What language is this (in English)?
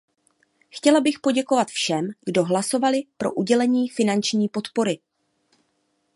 Czech